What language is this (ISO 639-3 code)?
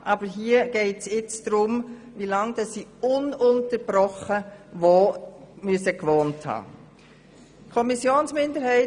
gsw